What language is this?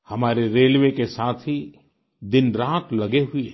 Hindi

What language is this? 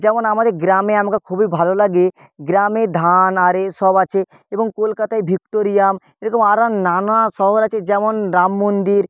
Bangla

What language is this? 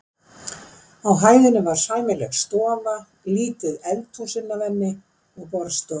Icelandic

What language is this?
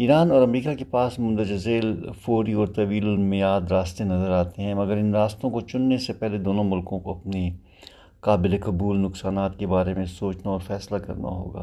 Urdu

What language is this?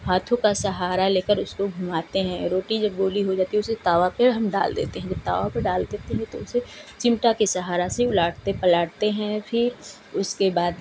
Hindi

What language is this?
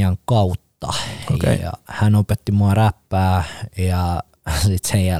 Finnish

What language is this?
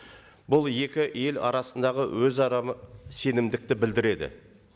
Kazakh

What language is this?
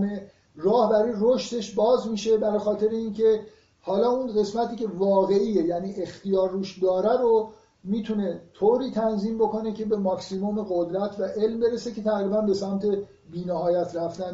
Persian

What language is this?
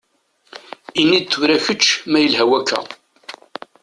Kabyle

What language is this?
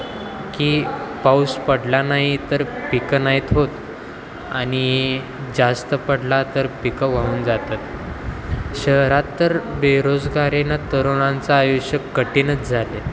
Marathi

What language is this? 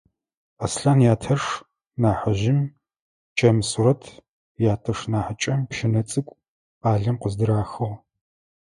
Adyghe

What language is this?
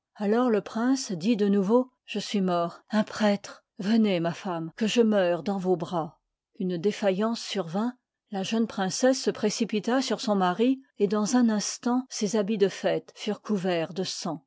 French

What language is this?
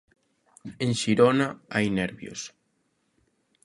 Galician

